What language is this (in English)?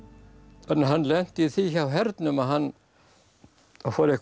Icelandic